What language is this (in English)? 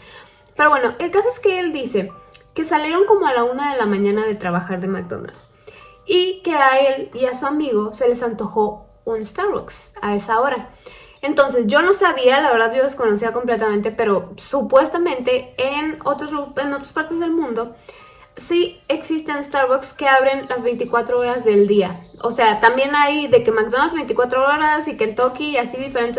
Spanish